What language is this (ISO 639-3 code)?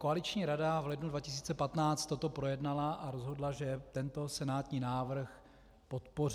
ces